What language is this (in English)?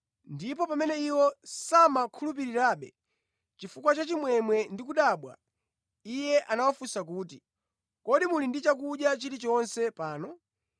Nyanja